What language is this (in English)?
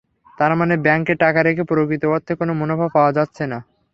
Bangla